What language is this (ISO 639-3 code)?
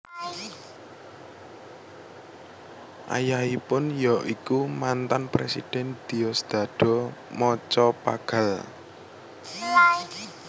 jav